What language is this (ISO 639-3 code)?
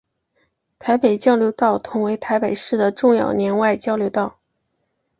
zho